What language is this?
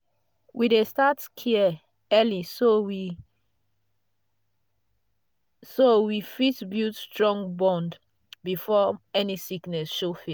Nigerian Pidgin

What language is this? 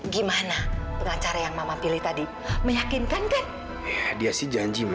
Indonesian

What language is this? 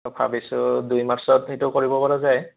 Assamese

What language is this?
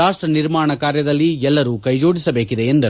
Kannada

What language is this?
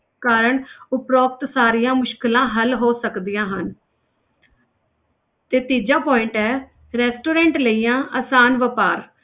Punjabi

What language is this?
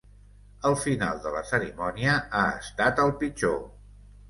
Catalan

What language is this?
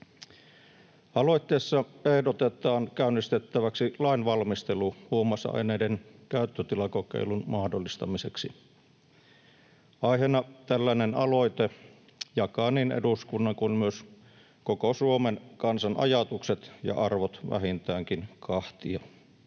Finnish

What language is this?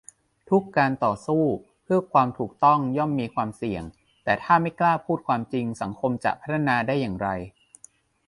Thai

